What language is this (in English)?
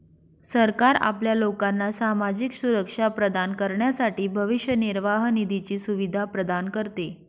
Marathi